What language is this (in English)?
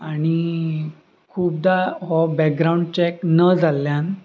Konkani